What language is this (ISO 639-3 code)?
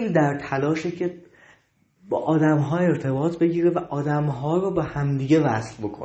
fas